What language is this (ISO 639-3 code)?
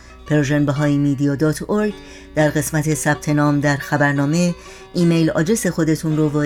fas